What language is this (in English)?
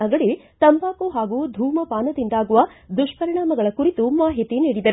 Kannada